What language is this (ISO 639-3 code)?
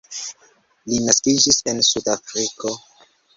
epo